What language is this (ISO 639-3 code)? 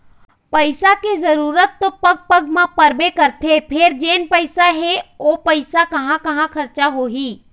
hne